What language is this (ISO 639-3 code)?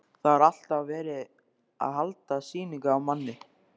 isl